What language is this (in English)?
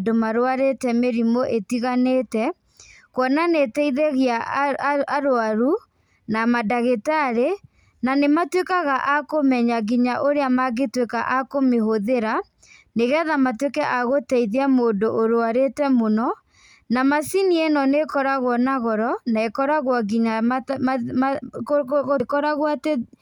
Kikuyu